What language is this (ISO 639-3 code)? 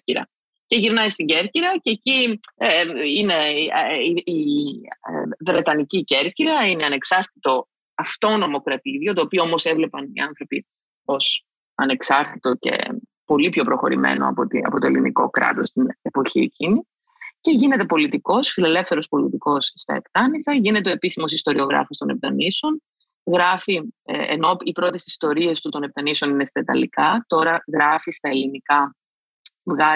ell